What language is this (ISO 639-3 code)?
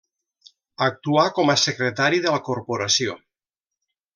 cat